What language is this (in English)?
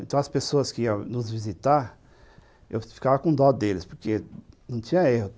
Portuguese